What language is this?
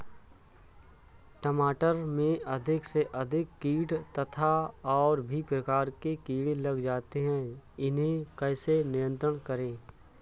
Hindi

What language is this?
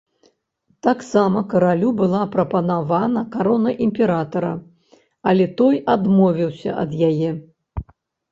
Belarusian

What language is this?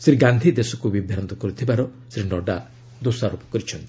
Odia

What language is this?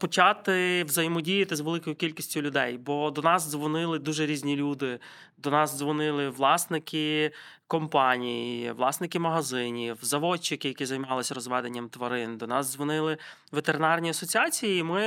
Ukrainian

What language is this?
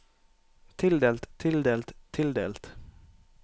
Norwegian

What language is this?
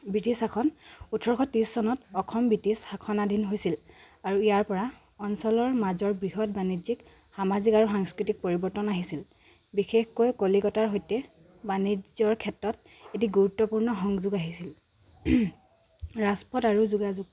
Assamese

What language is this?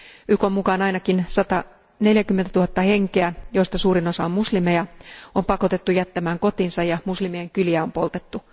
Finnish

